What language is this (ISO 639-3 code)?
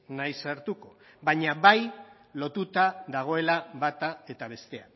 eus